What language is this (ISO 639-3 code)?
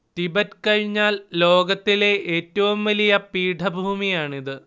mal